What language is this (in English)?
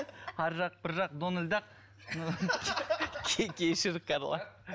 Kazakh